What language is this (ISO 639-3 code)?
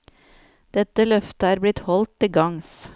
nor